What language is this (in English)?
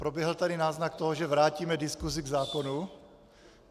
Czech